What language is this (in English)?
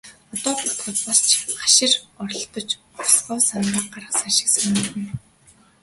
Mongolian